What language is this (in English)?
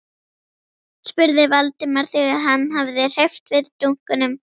Icelandic